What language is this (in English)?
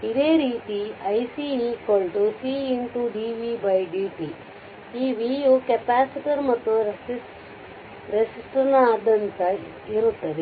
Kannada